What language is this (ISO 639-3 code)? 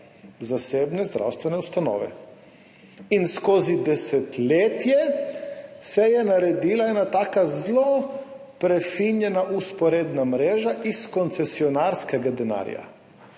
slv